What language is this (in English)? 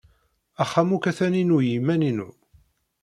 Kabyle